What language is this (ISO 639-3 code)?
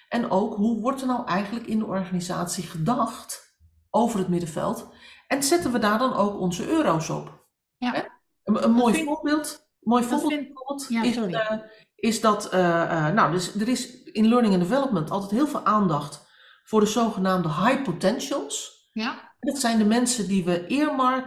nld